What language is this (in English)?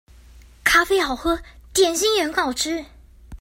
Chinese